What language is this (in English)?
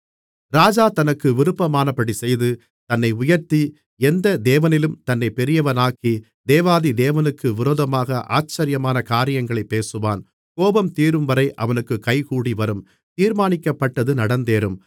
Tamil